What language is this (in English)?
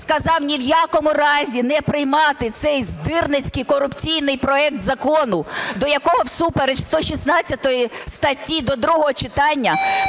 Ukrainian